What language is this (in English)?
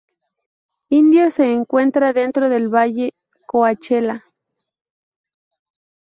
Spanish